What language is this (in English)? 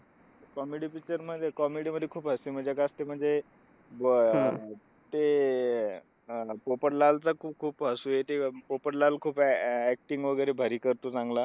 Marathi